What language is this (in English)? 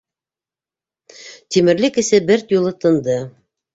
Bashkir